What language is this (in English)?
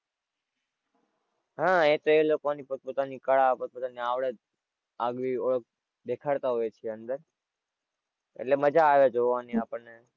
Gujarati